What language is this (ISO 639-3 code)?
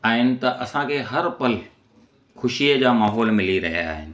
snd